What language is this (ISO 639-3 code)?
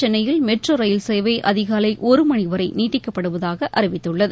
tam